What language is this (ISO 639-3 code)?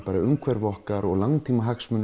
isl